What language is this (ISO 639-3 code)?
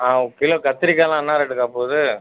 tam